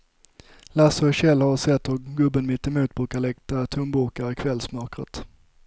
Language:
Swedish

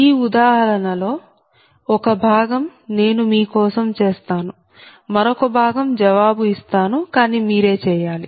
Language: Telugu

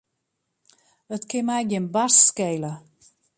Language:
Western Frisian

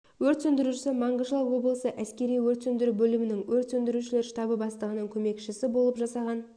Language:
Kazakh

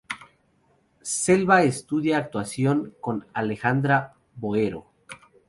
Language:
Spanish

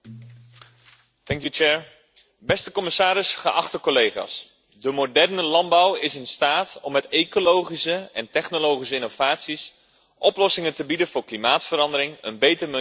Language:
Dutch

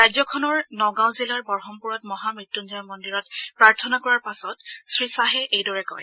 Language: Assamese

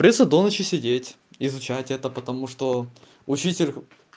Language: Russian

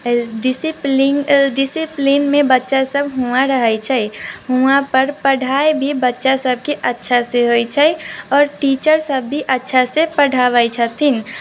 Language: Maithili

